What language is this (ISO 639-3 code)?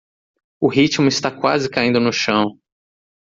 por